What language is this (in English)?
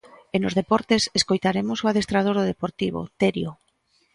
Galician